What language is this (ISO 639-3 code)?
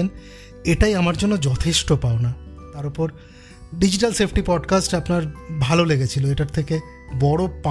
ben